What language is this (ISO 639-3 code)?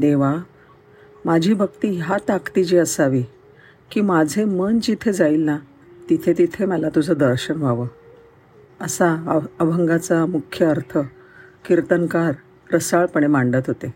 mar